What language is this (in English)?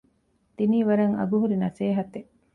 Divehi